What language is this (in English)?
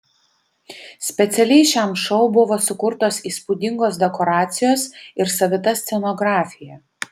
Lithuanian